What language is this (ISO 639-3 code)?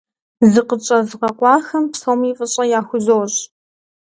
kbd